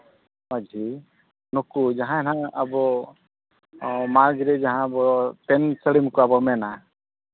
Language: Santali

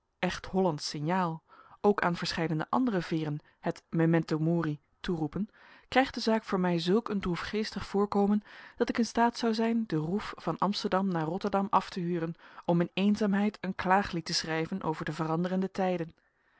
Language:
Dutch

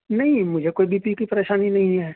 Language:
Urdu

